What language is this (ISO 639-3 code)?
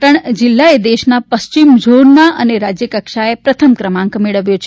guj